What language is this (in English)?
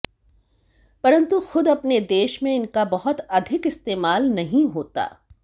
Hindi